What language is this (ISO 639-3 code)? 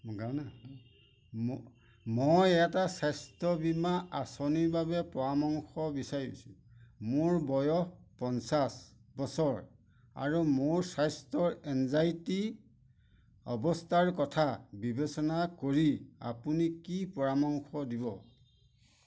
asm